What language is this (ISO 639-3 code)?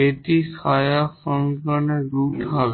ben